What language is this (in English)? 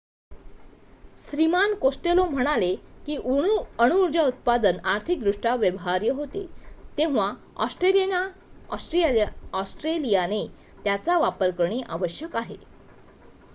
Marathi